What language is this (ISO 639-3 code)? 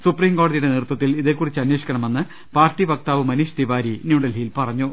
mal